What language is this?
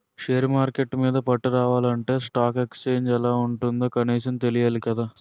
Telugu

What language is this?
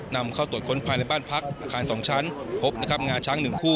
Thai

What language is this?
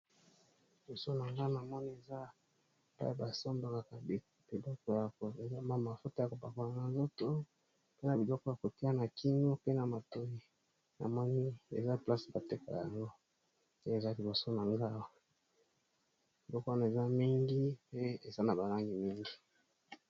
Lingala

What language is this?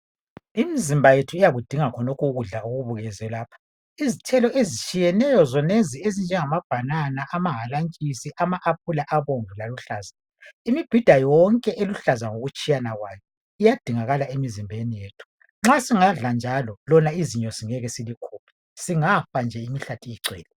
North Ndebele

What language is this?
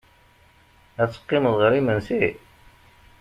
Kabyle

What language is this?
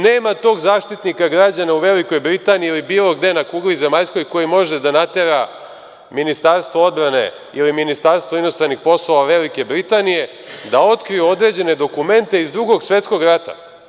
Serbian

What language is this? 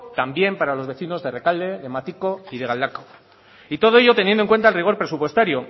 Spanish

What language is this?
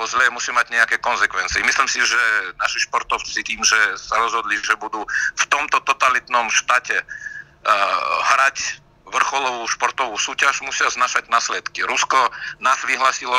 Slovak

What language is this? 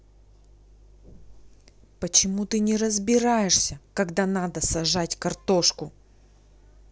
Russian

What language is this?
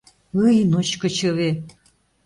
Mari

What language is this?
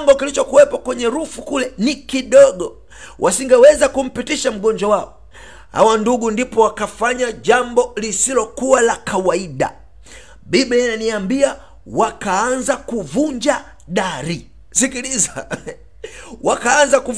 Swahili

